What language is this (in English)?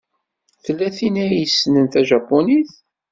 Kabyle